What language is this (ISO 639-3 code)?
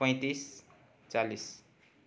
nep